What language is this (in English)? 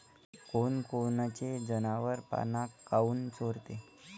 Marathi